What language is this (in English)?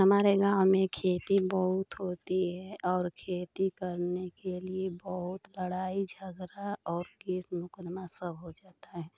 Hindi